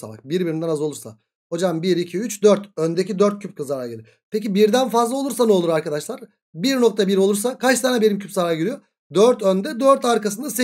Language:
Turkish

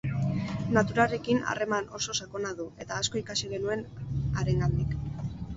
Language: Basque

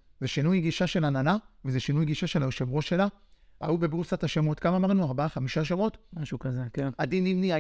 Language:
Hebrew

